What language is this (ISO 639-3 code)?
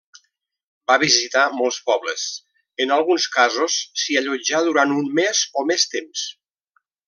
cat